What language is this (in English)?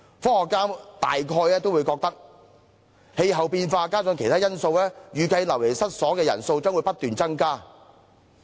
Cantonese